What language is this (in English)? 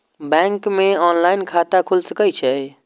Maithili